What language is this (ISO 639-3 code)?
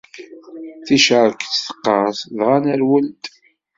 kab